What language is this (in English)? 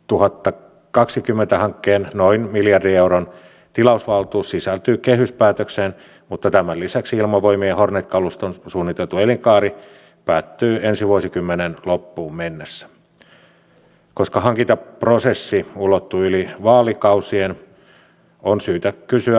Finnish